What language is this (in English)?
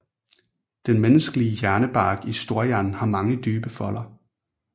Danish